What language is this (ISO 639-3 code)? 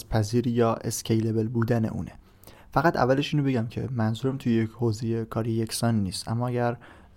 fas